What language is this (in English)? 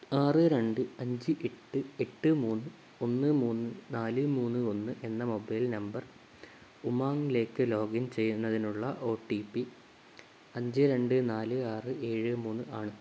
Malayalam